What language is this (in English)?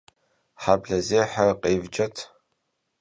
Kabardian